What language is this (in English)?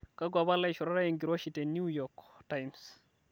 Masai